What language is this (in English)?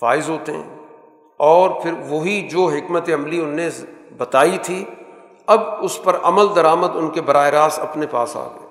Urdu